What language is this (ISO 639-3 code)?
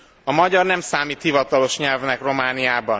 hun